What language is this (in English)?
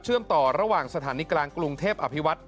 Thai